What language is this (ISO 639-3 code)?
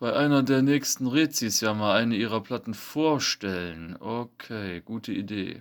deu